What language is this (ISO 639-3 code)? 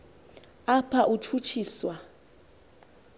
xho